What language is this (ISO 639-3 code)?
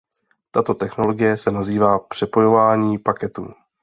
ces